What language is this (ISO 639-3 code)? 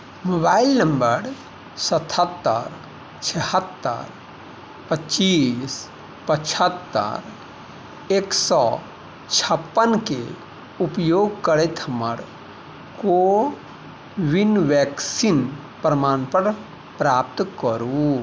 mai